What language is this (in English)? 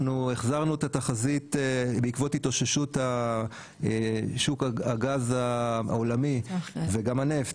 Hebrew